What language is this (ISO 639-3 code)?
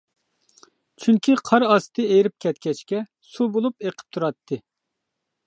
uig